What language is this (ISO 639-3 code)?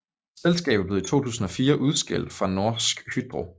dan